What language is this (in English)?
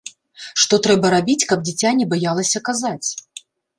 Belarusian